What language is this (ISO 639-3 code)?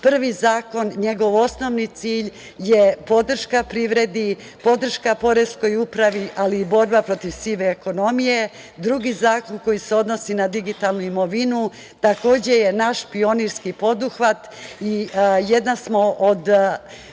srp